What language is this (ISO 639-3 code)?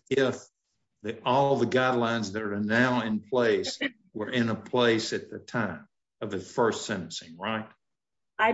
eng